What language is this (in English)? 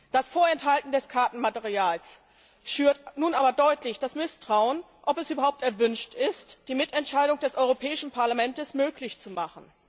German